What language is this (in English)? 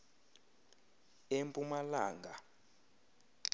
Xhosa